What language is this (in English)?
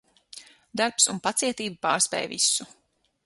Latvian